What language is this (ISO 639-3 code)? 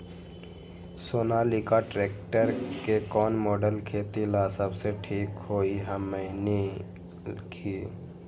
mag